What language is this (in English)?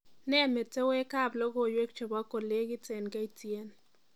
Kalenjin